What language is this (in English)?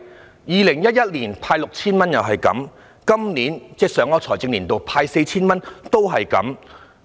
Cantonese